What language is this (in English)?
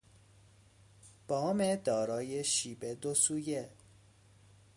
Persian